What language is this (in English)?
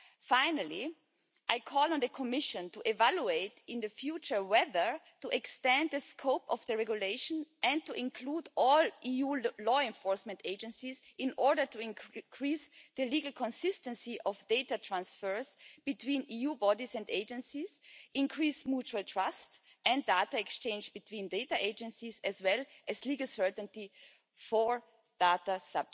English